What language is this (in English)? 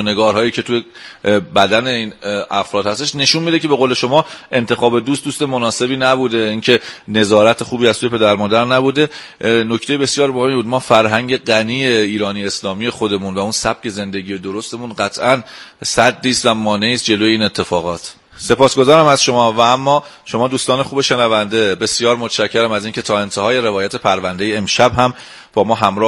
Persian